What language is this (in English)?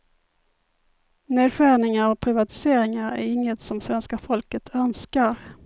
Swedish